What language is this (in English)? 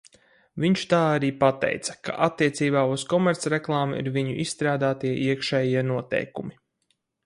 Latvian